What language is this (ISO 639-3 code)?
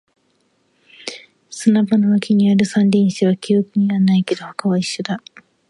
jpn